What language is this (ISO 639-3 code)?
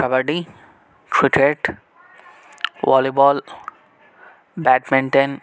tel